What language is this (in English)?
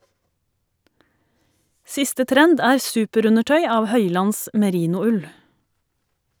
Norwegian